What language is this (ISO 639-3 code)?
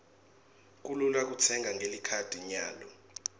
ssw